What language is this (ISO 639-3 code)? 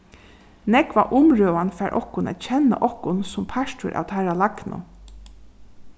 fao